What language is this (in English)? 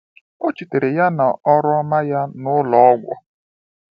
Igbo